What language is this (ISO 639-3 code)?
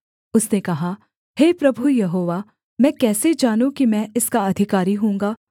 hin